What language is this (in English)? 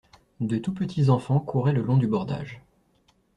French